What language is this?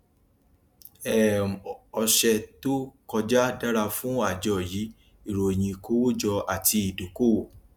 Yoruba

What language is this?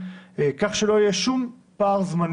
Hebrew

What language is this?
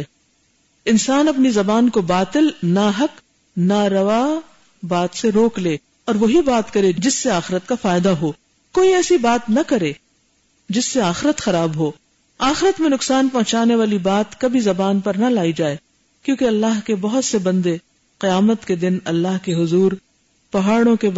Urdu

